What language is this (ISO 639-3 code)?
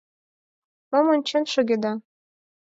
chm